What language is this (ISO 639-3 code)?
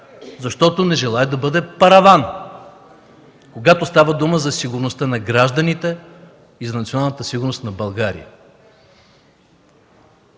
bul